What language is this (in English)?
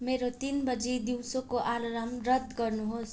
Nepali